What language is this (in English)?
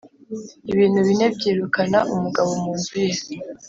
Kinyarwanda